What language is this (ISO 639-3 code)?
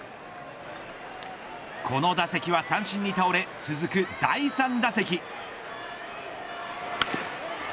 jpn